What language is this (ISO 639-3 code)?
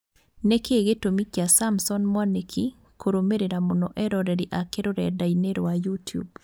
kik